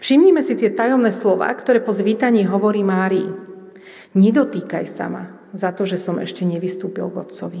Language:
Slovak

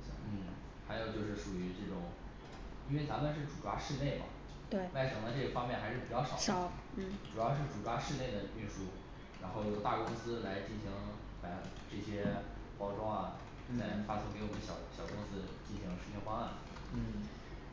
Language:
Chinese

